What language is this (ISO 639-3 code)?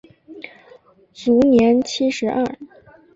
zho